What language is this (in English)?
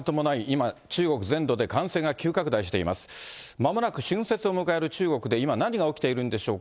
Japanese